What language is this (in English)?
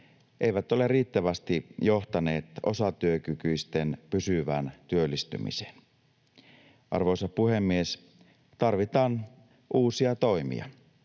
Finnish